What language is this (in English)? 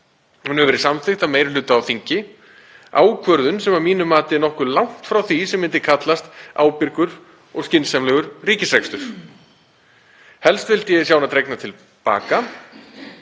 Icelandic